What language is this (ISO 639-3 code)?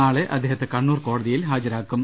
mal